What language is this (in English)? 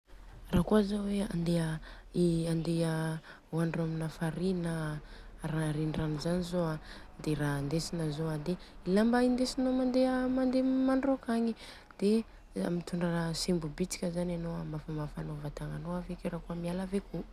Southern Betsimisaraka Malagasy